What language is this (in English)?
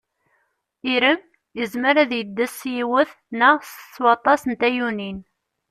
Kabyle